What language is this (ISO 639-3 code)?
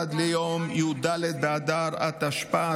heb